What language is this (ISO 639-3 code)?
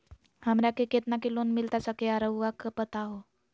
mag